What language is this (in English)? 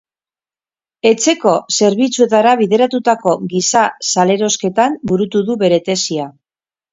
Basque